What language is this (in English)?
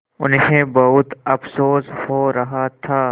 Hindi